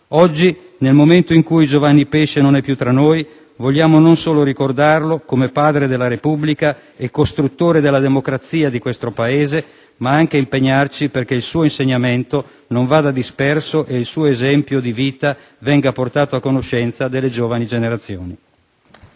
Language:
Italian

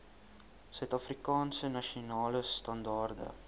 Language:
Afrikaans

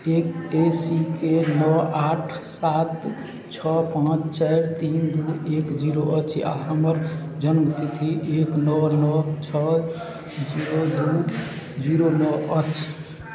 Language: Maithili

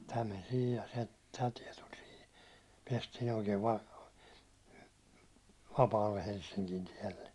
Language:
Finnish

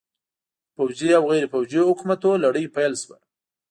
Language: Pashto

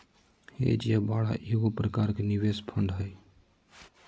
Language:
Magahi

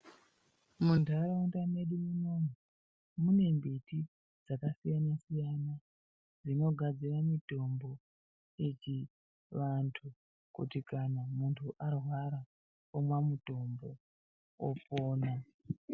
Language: Ndau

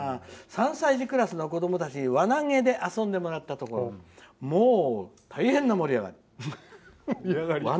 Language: Japanese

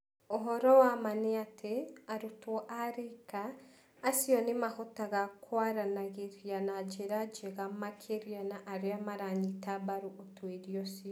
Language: Kikuyu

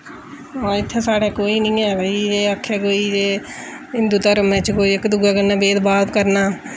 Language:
Dogri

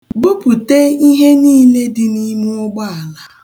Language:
Igbo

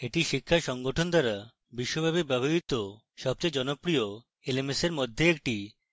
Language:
Bangla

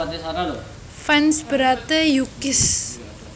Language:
Javanese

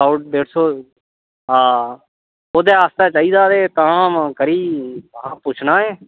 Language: Dogri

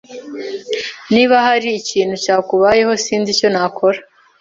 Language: Kinyarwanda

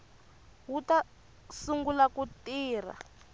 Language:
Tsonga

